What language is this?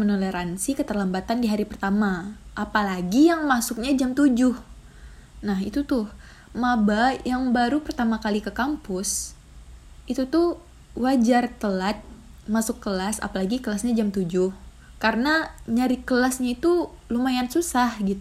Indonesian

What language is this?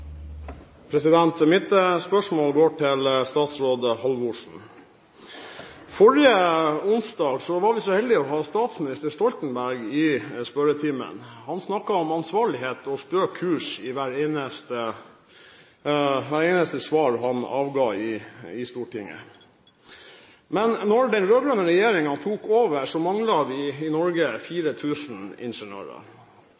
Norwegian Bokmål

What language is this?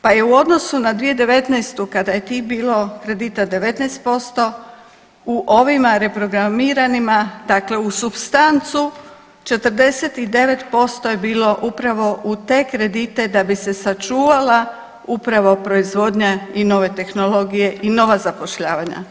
Croatian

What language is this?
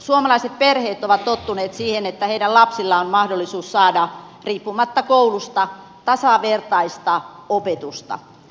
Finnish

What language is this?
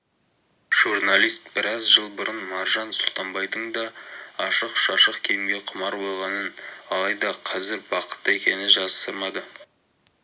Kazakh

